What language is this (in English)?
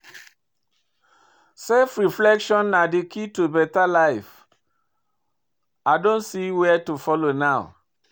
Nigerian Pidgin